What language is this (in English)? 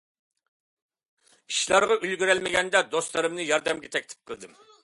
Uyghur